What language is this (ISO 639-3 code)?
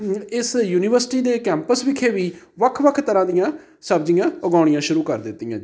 pan